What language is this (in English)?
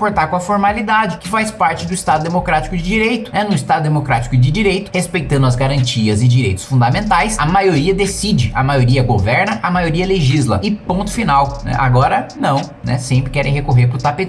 Portuguese